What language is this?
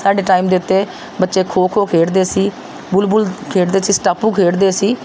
Punjabi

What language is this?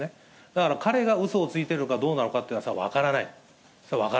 Japanese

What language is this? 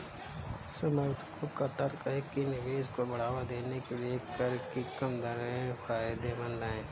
Hindi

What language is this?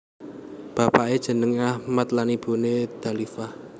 Javanese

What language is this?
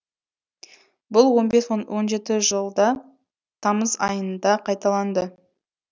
Kazakh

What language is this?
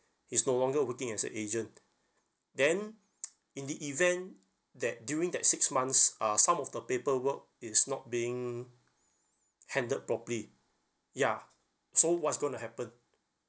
English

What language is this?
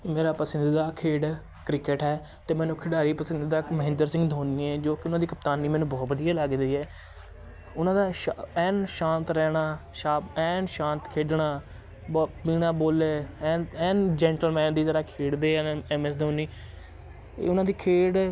Punjabi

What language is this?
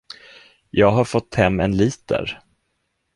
Swedish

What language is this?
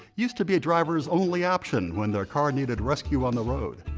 English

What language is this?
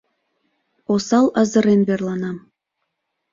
Mari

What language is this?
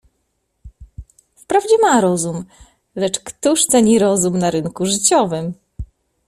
Polish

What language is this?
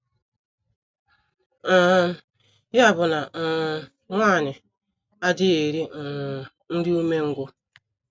Igbo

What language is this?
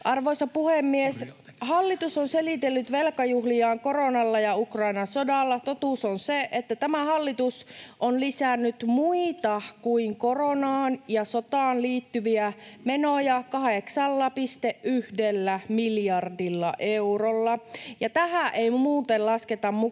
Finnish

